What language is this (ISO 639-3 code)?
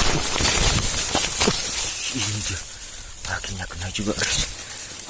ind